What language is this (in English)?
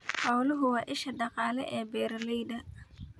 Somali